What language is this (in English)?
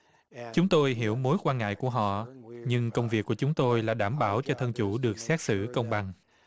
Vietnamese